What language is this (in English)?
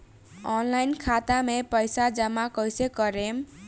Bhojpuri